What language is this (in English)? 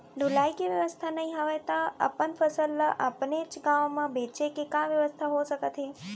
Chhattisgarhi